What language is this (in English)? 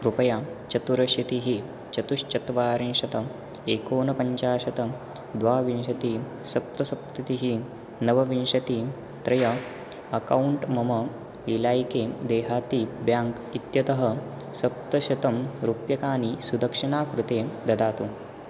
Sanskrit